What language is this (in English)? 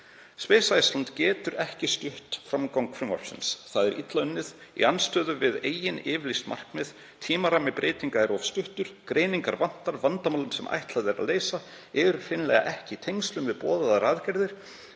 Icelandic